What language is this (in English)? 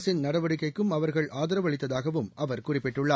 Tamil